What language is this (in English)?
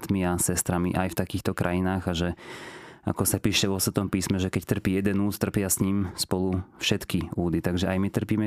Slovak